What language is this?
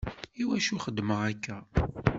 Kabyle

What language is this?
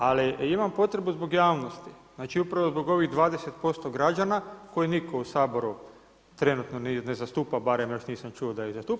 Croatian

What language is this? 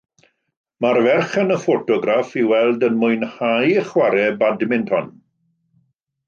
Welsh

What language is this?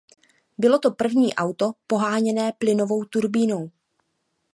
Czech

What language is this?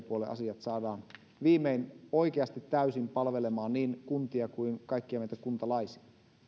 Finnish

